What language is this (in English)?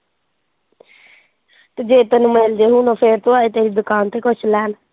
Punjabi